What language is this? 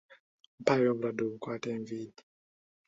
Ganda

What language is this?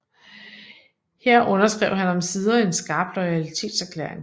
Danish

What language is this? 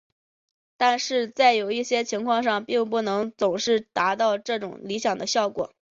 Chinese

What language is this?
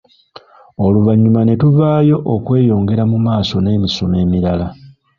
Ganda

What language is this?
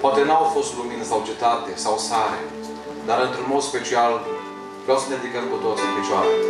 Romanian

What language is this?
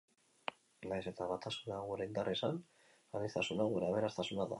Basque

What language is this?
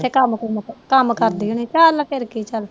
Punjabi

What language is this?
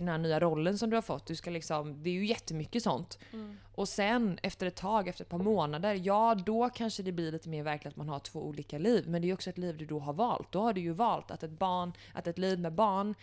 Swedish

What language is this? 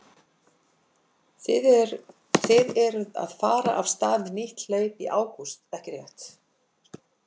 Icelandic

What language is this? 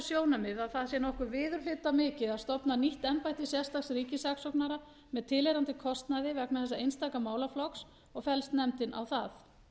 Icelandic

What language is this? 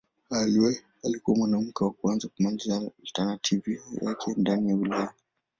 Swahili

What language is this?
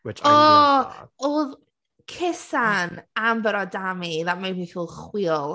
Welsh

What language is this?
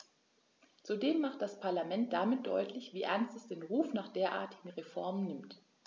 German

